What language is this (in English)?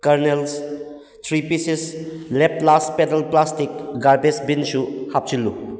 Manipuri